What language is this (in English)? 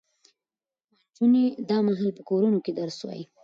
Pashto